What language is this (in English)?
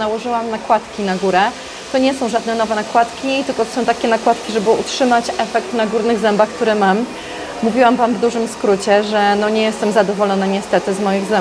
Polish